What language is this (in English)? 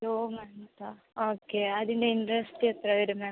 Malayalam